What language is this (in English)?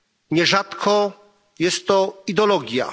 Polish